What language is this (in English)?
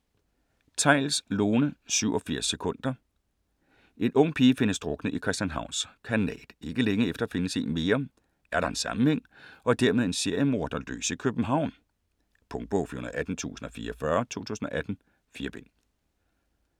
Danish